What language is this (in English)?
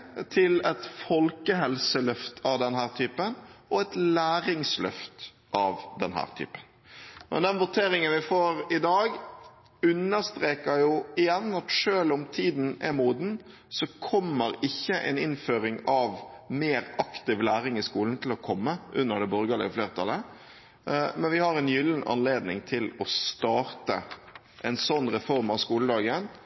Norwegian Bokmål